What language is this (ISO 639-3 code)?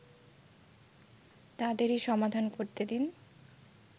ben